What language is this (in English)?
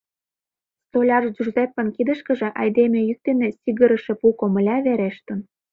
Mari